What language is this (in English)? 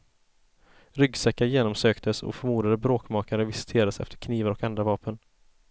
Swedish